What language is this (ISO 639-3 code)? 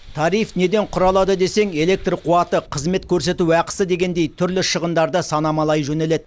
kaz